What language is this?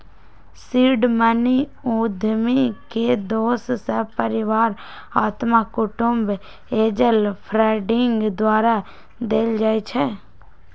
Magahi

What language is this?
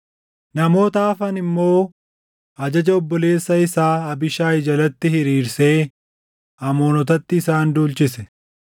Oromo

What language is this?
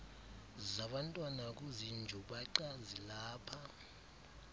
Xhosa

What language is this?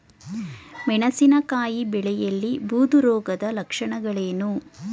Kannada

